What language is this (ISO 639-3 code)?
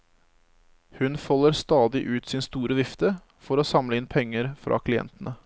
nor